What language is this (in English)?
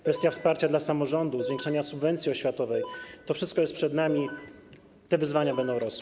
Polish